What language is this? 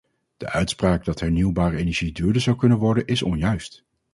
Dutch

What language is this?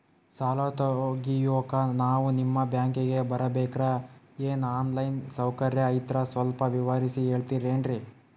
Kannada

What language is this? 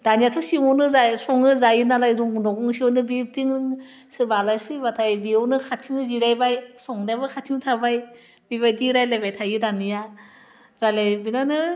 Bodo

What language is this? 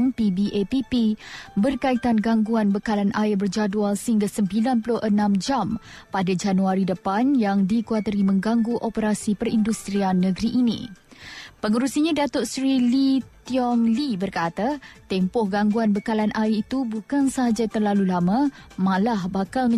Malay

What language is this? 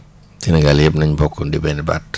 Wolof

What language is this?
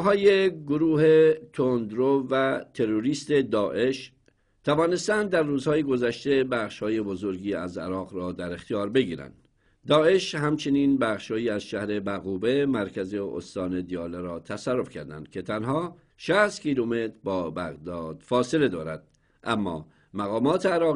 Persian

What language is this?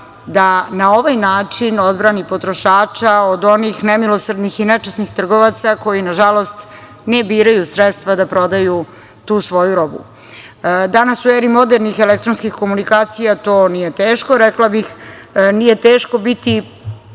Serbian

